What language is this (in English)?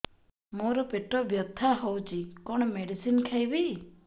Odia